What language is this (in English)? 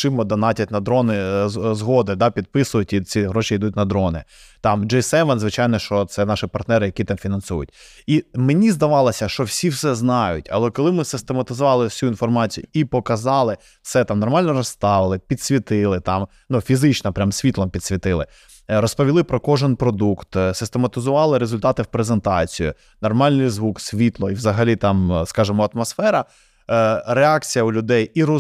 Ukrainian